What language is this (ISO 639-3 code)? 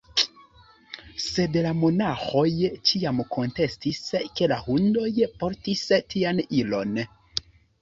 epo